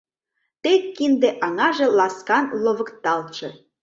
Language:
Mari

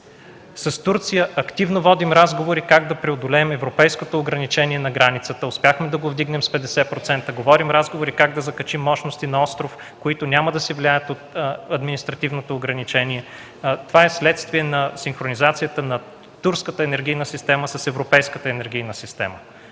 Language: Bulgarian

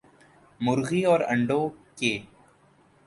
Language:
Urdu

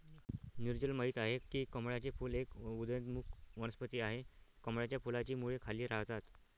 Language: Marathi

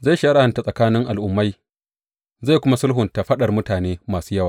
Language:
Hausa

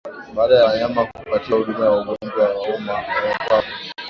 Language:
Swahili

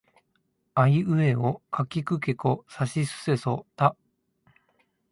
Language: Japanese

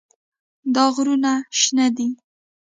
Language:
Pashto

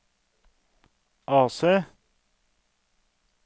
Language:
Norwegian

